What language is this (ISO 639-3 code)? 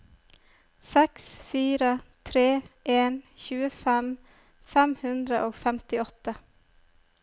nor